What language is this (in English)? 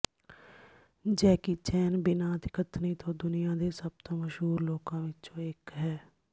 Punjabi